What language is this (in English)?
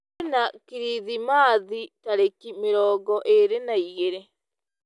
Kikuyu